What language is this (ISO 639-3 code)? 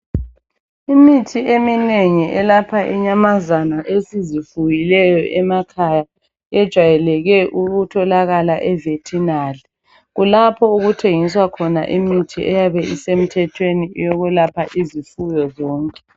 nde